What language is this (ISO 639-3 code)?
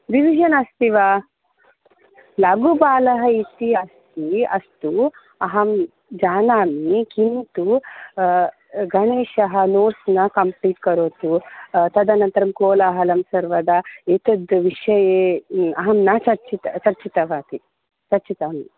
san